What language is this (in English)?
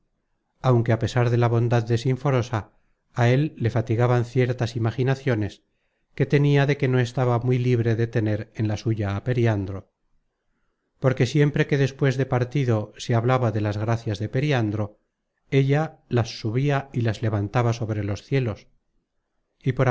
Spanish